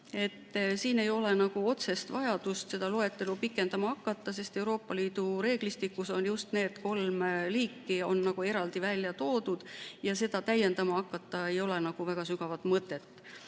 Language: Estonian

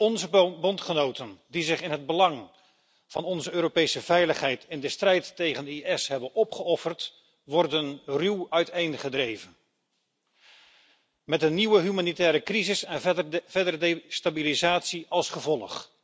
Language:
Dutch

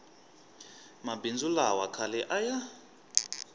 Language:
Tsonga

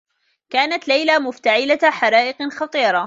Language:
Arabic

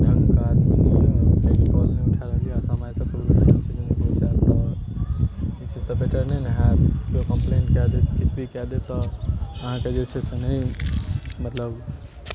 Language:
Maithili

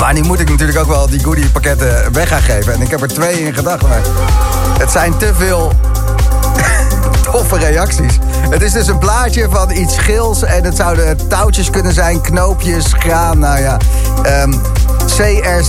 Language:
Dutch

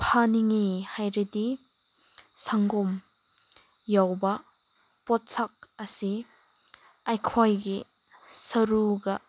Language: Manipuri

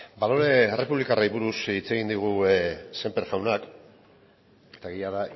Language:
Basque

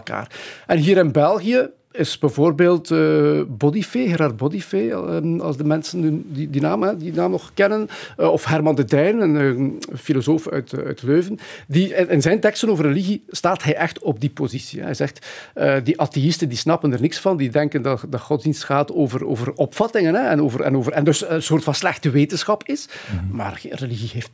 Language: Dutch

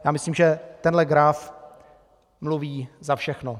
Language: Czech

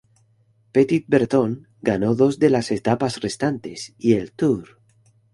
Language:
Spanish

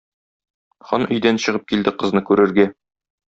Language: Tatar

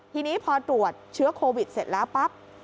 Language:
Thai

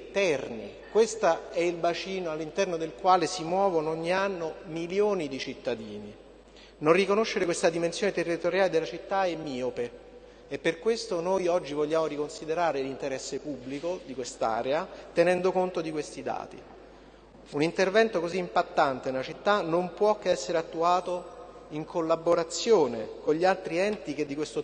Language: Italian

